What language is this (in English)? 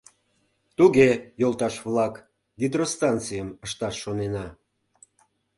Mari